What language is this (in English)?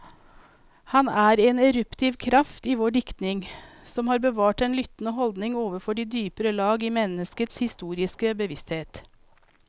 Norwegian